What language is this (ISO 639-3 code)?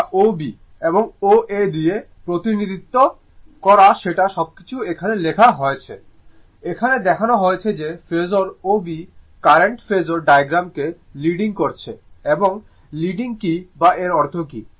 ben